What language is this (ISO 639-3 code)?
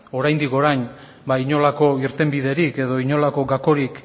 eus